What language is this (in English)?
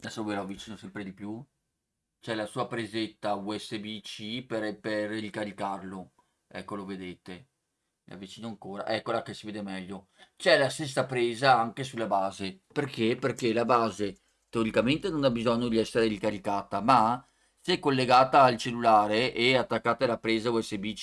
Italian